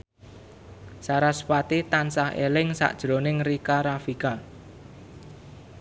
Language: Javanese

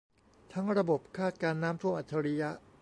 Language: Thai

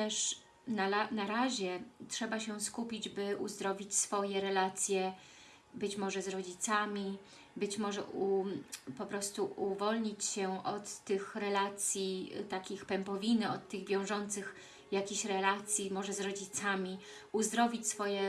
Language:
Polish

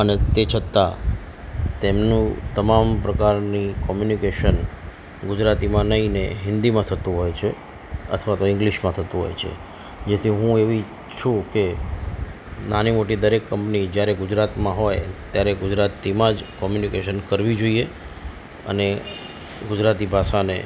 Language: Gujarati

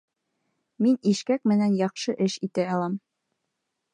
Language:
Bashkir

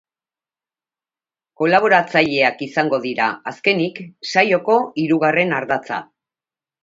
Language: Basque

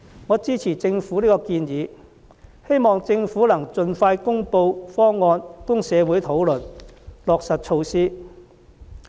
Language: Cantonese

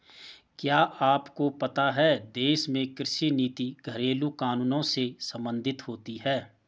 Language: Hindi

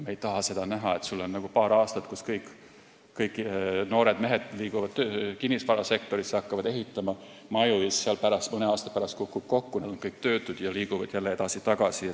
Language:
Estonian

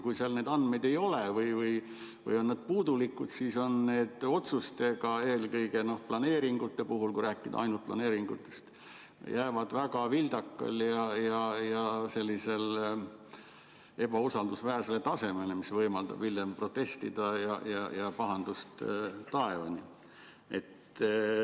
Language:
Estonian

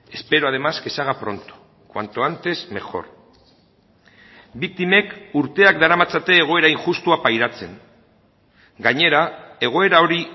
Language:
Basque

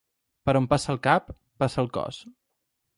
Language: Catalan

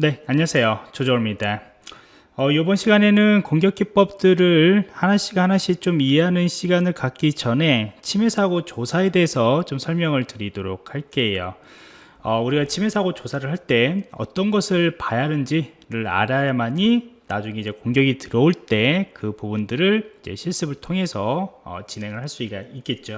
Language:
Korean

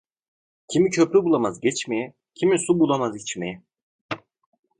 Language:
Turkish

